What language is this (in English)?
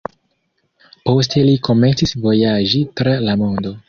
Esperanto